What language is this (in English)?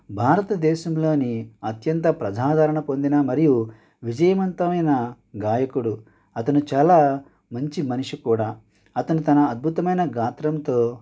Telugu